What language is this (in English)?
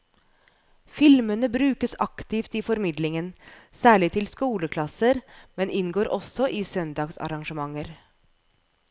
Norwegian